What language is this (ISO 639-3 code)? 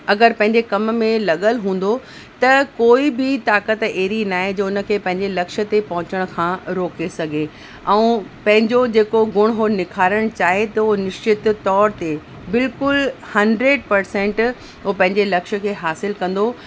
snd